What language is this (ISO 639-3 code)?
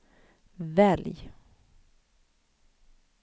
swe